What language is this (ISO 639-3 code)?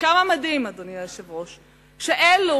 heb